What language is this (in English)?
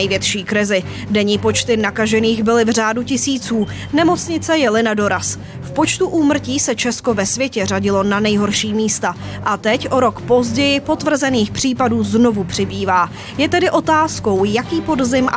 Czech